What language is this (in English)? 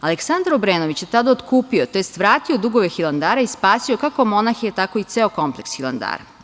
Serbian